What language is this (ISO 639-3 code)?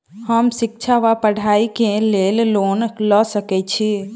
mai